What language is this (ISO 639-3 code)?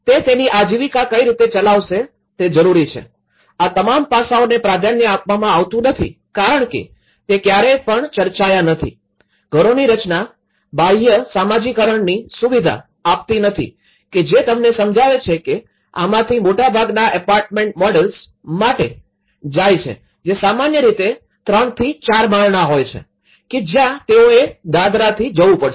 guj